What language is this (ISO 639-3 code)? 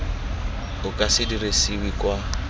tsn